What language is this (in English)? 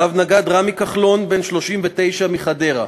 Hebrew